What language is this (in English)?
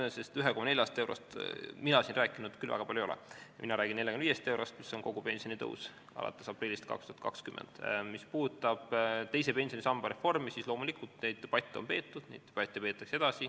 Estonian